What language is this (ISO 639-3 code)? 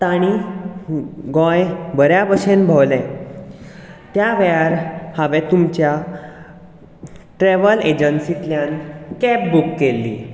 kok